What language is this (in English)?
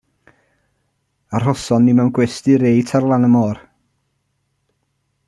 Welsh